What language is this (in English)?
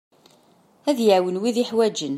Kabyle